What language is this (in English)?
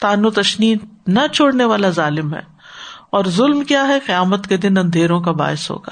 Urdu